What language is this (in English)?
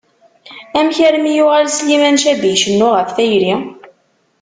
Kabyle